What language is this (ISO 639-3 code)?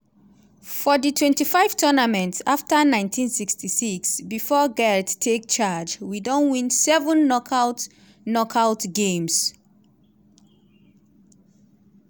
pcm